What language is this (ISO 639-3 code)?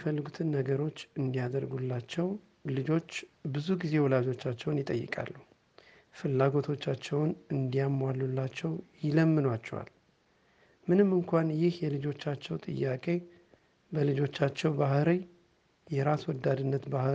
amh